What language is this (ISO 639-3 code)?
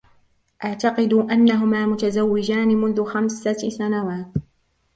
ara